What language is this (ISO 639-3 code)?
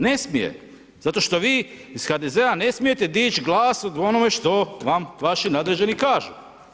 hrv